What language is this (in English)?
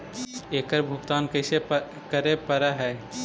Magahi